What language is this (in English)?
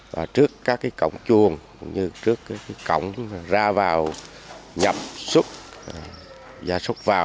Vietnamese